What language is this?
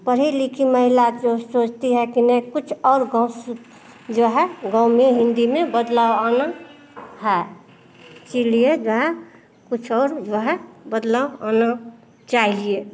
Hindi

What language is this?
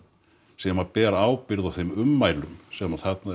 Icelandic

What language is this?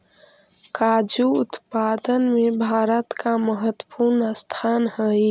Magahi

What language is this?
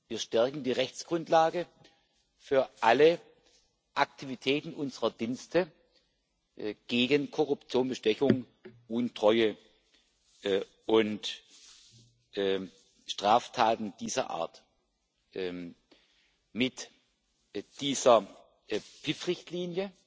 German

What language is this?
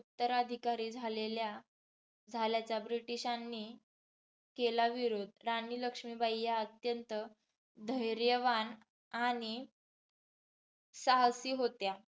Marathi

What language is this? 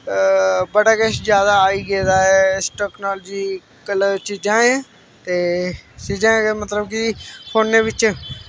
Dogri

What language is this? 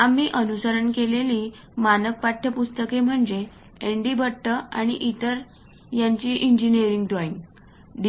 Marathi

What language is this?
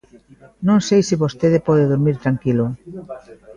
Galician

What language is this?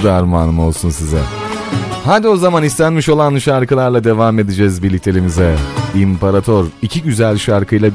Turkish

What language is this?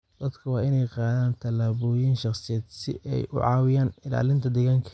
Somali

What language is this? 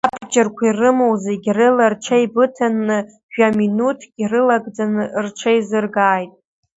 Abkhazian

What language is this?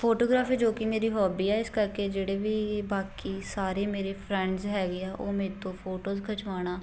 Punjabi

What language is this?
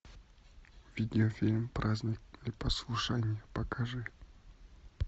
Russian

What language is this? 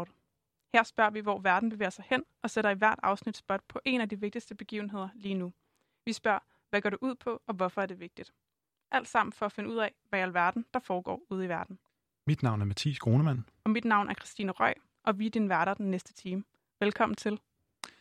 Danish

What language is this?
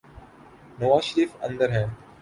Urdu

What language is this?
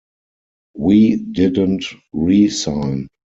English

